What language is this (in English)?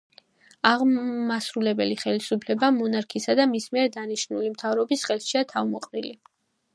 Georgian